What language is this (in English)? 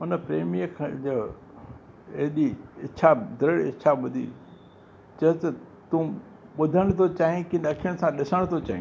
Sindhi